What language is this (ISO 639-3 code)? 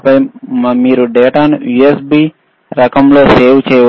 tel